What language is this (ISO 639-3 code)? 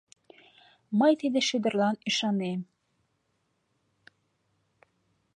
chm